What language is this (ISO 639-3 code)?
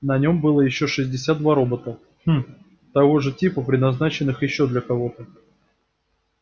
rus